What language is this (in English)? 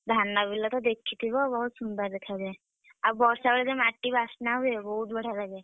Odia